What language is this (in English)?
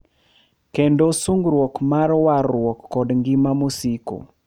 Luo (Kenya and Tanzania)